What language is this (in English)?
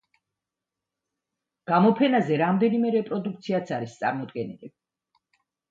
Georgian